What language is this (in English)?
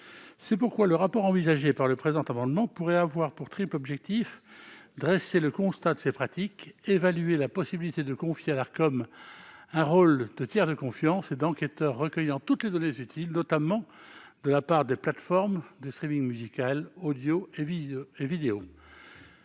French